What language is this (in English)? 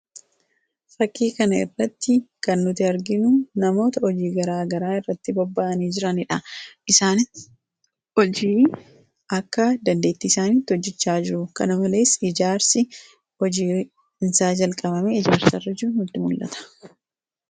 Oromo